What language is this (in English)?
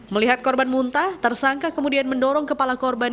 Indonesian